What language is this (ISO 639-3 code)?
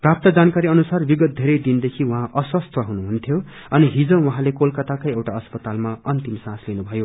nep